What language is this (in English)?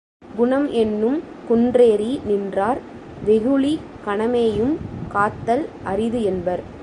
Tamil